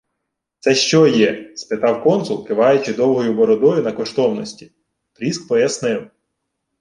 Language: Ukrainian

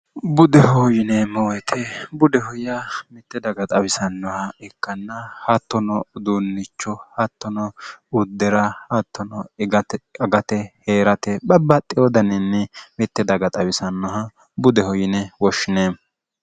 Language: Sidamo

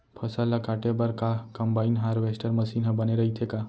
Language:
Chhattisgarhi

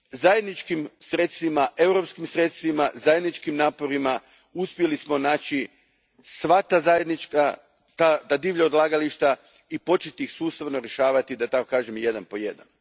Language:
Croatian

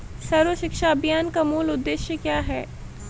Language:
Hindi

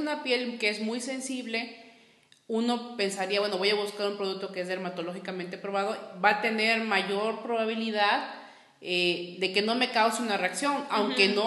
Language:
Spanish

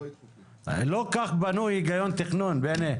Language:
Hebrew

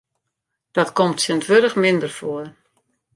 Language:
Western Frisian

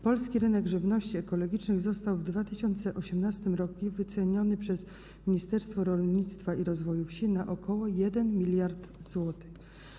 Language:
Polish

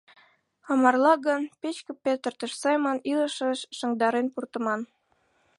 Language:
Mari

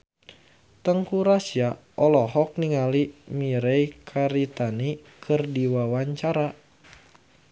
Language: Sundanese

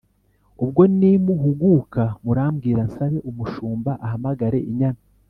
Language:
Kinyarwanda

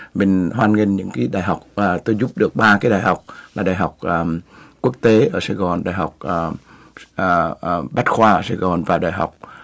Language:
Vietnamese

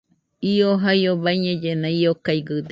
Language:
Nüpode Huitoto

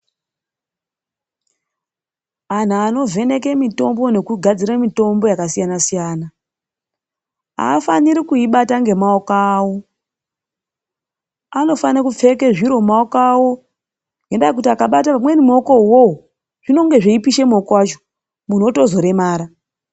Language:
Ndau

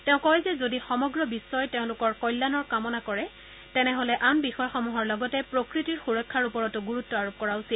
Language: Assamese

